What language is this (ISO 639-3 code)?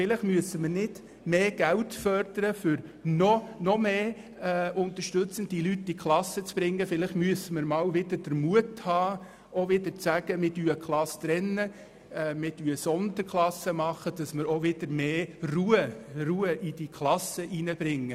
gsw